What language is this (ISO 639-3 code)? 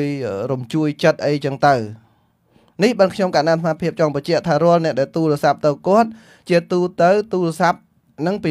vie